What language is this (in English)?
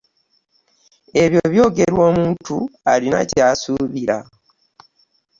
Ganda